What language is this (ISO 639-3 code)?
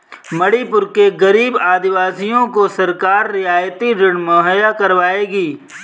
hin